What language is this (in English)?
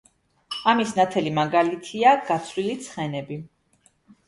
Georgian